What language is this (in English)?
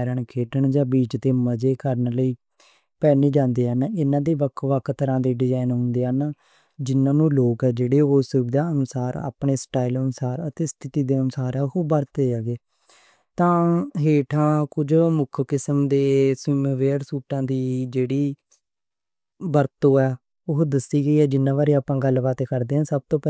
Western Panjabi